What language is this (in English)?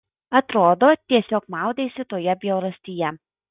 Lithuanian